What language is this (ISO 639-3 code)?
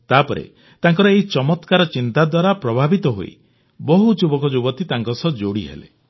ori